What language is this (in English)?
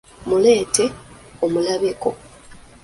Ganda